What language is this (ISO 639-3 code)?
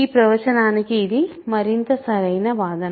tel